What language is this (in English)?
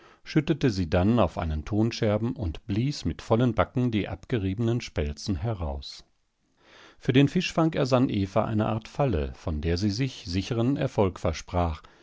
German